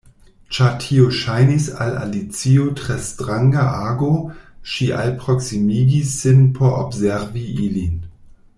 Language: Esperanto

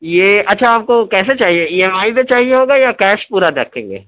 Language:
Urdu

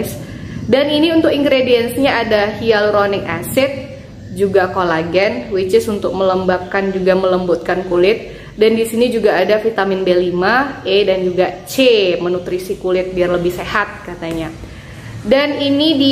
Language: Indonesian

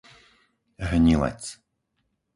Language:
Slovak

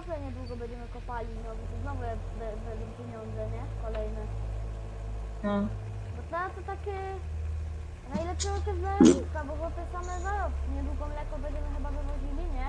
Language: Polish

